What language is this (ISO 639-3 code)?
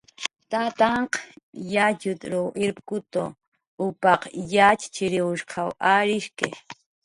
jqr